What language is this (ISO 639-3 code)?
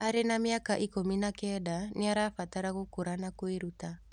kik